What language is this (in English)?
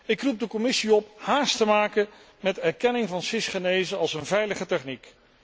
Dutch